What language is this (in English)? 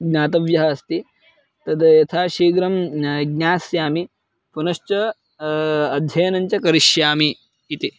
Sanskrit